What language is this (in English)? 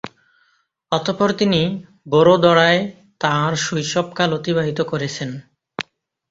Bangla